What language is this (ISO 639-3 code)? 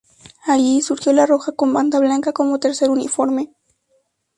spa